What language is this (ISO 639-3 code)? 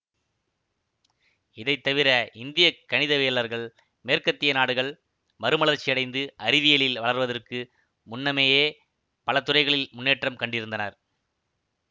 tam